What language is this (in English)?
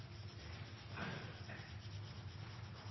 Norwegian Bokmål